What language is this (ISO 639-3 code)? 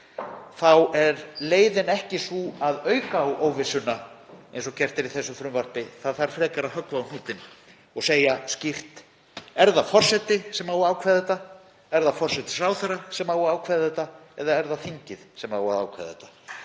isl